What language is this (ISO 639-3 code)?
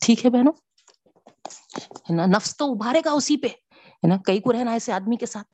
urd